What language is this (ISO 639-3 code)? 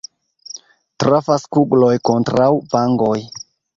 epo